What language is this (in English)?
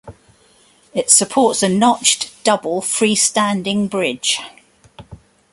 English